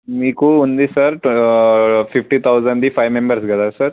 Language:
Telugu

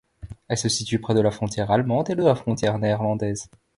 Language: French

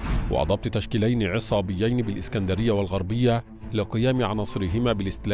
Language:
Arabic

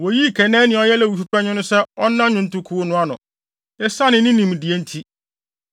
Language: Akan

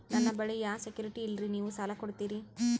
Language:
Kannada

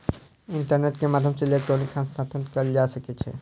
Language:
Maithili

